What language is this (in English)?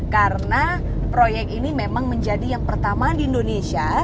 Indonesian